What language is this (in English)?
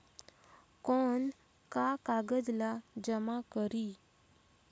Chhattisgarhi